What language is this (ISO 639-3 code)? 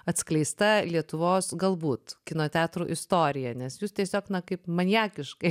lit